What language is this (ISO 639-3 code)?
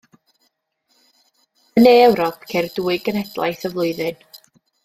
cym